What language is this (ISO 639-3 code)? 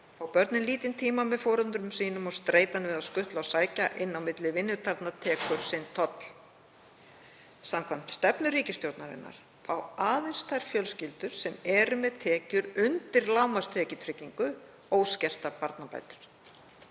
isl